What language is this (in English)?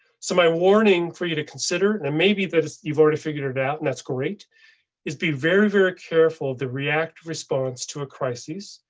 English